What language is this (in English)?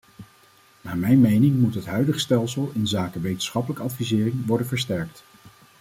Dutch